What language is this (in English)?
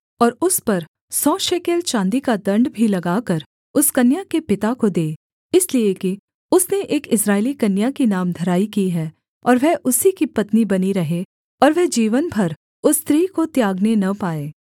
Hindi